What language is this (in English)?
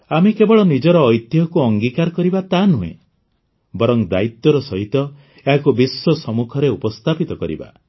Odia